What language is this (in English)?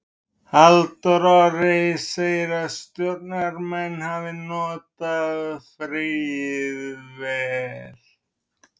Icelandic